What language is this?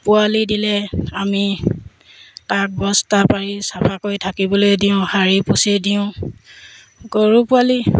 Assamese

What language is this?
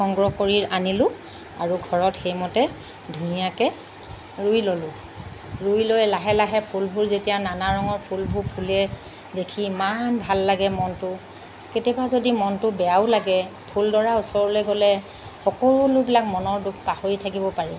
Assamese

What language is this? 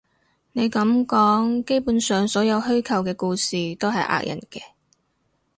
Cantonese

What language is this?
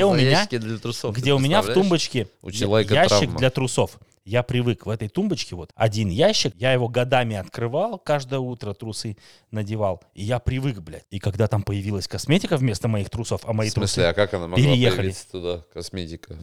Russian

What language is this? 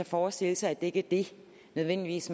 Danish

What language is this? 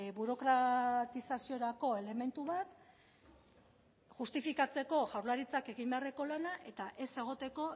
Basque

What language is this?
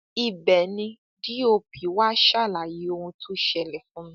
Yoruba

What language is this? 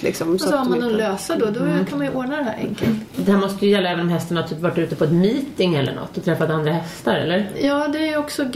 Swedish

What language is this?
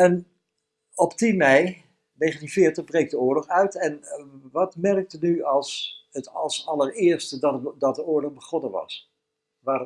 Dutch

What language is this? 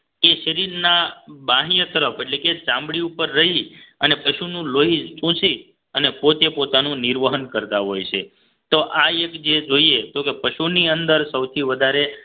Gujarati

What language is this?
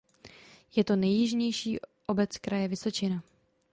Czech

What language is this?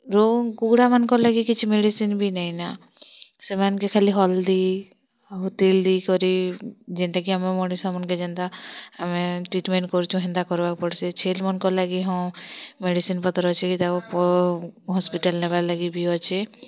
Odia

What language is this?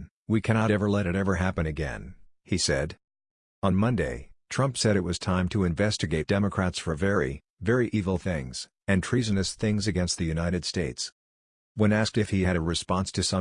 English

